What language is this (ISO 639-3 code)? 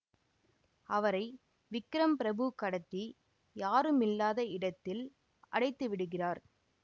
tam